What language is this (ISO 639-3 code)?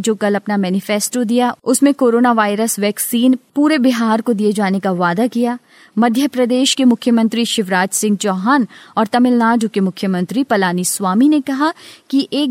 hin